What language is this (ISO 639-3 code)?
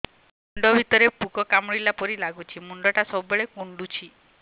ori